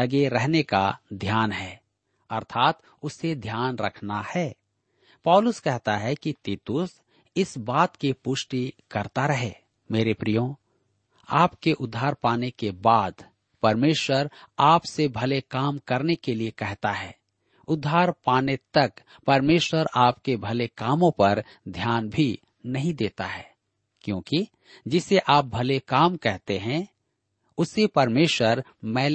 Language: Hindi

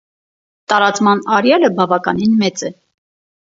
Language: Armenian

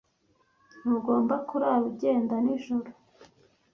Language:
Kinyarwanda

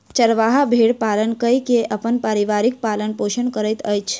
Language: Maithili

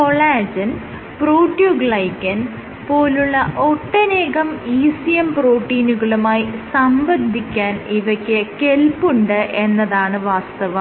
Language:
Malayalam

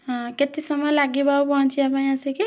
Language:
Odia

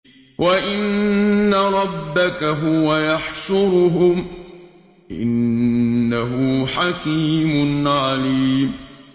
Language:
Arabic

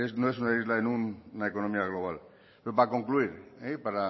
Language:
Spanish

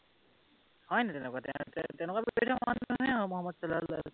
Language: Assamese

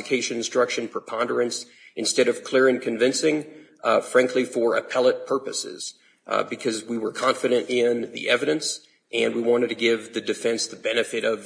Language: English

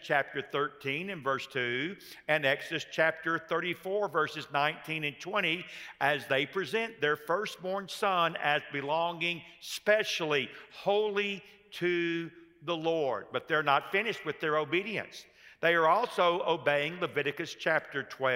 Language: English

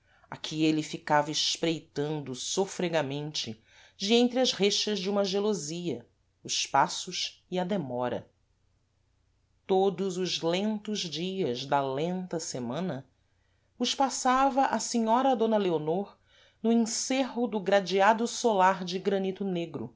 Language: Portuguese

